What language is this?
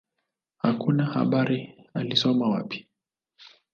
Swahili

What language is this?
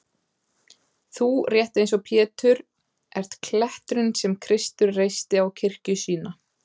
Icelandic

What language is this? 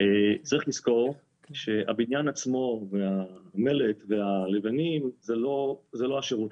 Hebrew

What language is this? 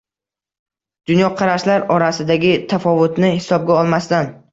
Uzbek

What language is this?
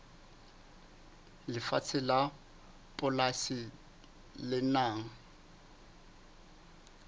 Southern Sotho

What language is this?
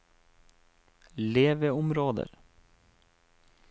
Norwegian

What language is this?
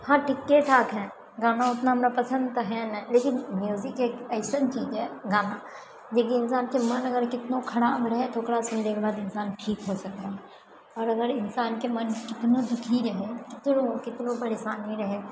Maithili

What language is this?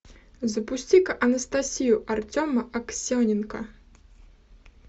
Russian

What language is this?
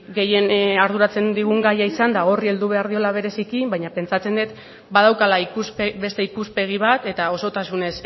Basque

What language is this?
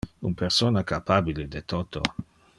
Interlingua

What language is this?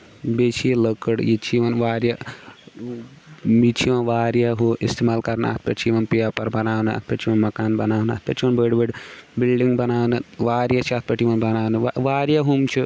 Kashmiri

